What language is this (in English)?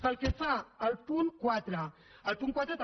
Catalan